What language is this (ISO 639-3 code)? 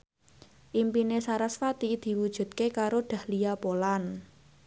jav